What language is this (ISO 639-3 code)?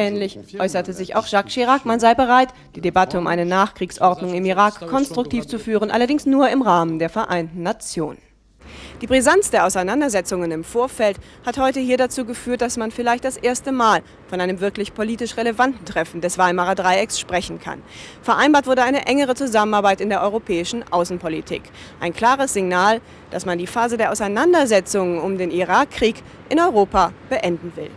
deu